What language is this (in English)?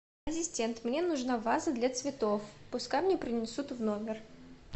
Russian